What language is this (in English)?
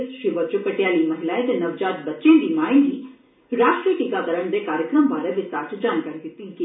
Dogri